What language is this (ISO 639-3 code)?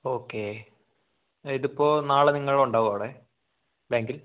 mal